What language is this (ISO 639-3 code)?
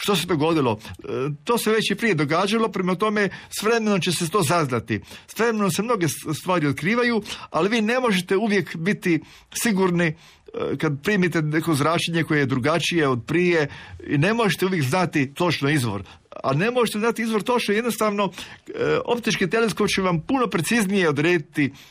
hrv